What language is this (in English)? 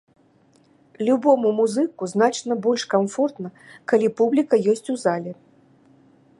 Belarusian